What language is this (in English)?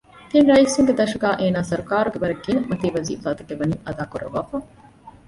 Divehi